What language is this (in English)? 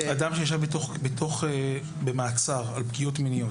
Hebrew